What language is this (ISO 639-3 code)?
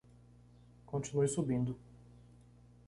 por